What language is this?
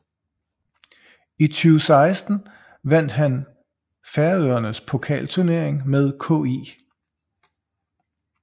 Danish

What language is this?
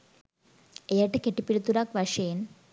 Sinhala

